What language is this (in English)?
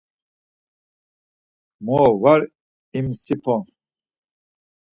Laz